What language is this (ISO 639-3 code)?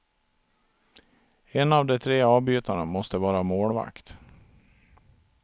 swe